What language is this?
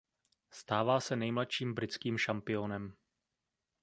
Czech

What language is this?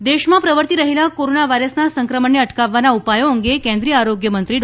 Gujarati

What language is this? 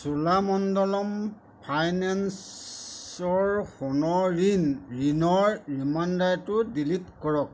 Assamese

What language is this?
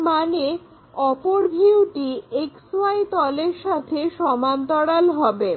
Bangla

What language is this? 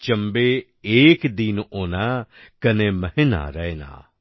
Bangla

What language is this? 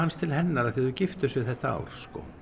Icelandic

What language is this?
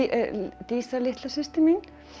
Icelandic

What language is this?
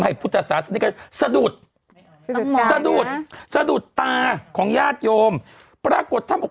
Thai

